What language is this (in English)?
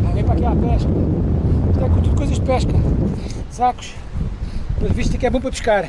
Portuguese